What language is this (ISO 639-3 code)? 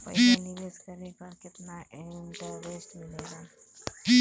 bho